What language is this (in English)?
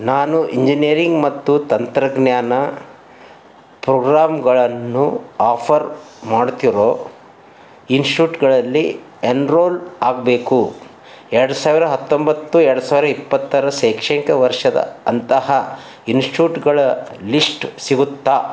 Kannada